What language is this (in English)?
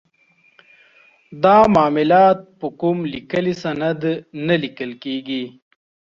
Pashto